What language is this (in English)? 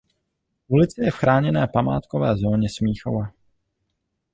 Czech